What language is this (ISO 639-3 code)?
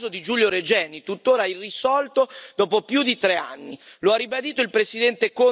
ita